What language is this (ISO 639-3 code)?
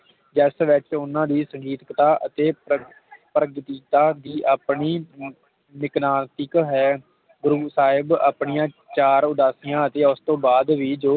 pan